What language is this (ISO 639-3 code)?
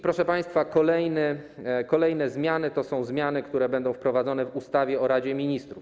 pol